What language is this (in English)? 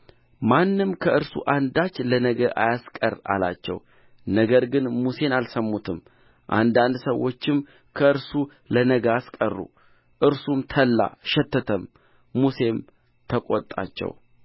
Amharic